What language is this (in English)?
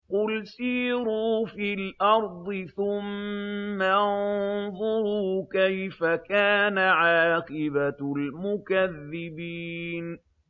Arabic